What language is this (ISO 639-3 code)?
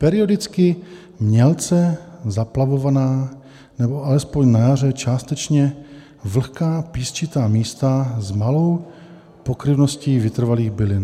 ces